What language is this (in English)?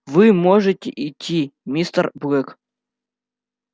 Russian